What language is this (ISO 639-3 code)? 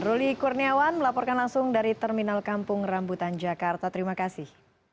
ind